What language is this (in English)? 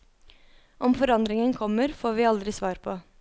Norwegian